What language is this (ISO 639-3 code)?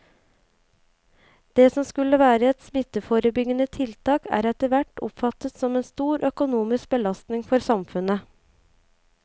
nor